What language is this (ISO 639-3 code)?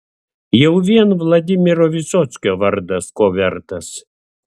lit